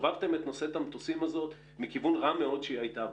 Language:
Hebrew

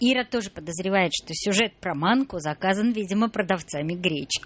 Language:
Russian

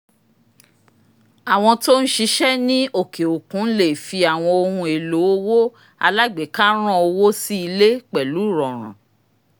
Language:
Yoruba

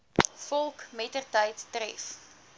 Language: Afrikaans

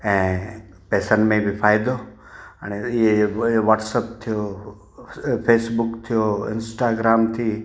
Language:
Sindhi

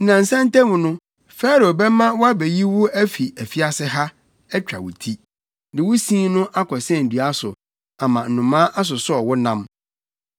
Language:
Akan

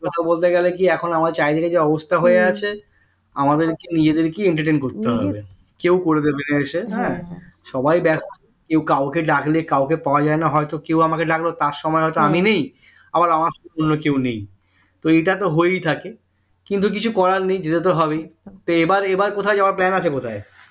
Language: Bangla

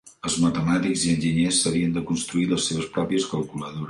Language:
Catalan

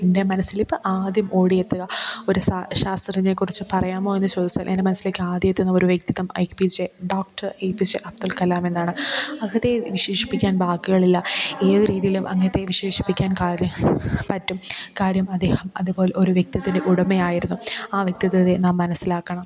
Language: Malayalam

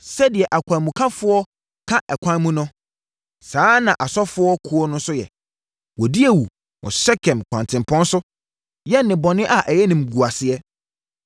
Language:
Akan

